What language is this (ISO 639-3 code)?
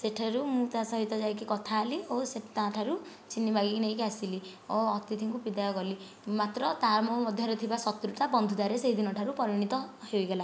ori